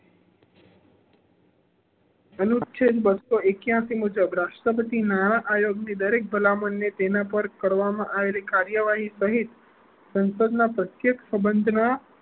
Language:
Gujarati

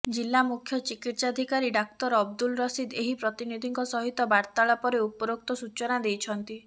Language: Odia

